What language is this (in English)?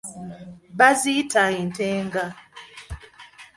Ganda